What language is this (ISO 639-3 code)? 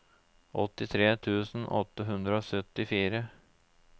nor